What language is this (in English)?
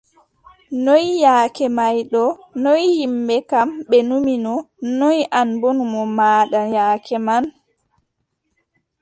Adamawa Fulfulde